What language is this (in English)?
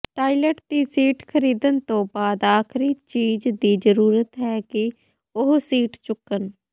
Punjabi